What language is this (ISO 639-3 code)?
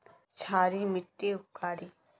mag